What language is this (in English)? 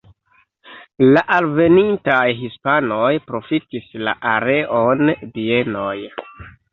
Esperanto